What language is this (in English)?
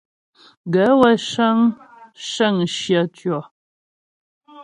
Ghomala